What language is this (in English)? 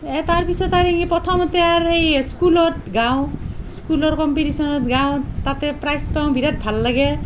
Assamese